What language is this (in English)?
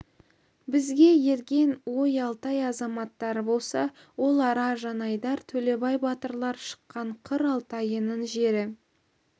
Kazakh